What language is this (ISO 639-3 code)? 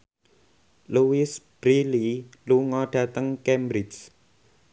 jav